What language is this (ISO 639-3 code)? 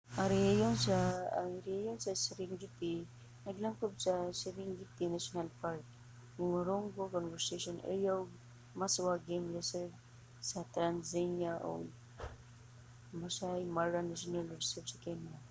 ceb